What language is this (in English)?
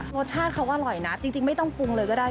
Thai